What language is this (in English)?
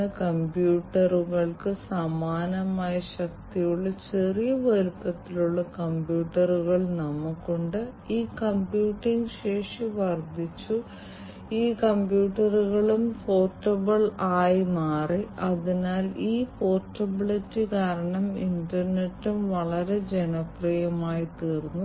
Malayalam